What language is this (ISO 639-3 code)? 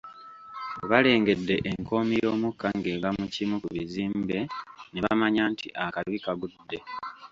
lug